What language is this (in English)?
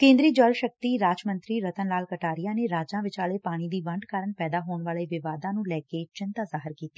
Punjabi